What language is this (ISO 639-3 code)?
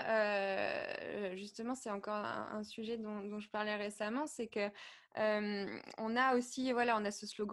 fra